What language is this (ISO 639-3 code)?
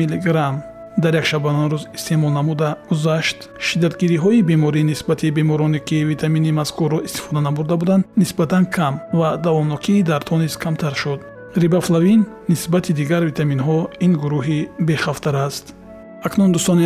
fas